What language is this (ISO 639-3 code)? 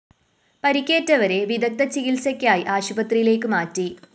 mal